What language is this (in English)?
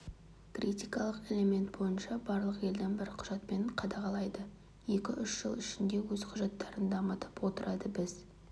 Kazakh